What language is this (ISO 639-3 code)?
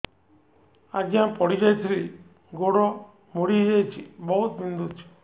ori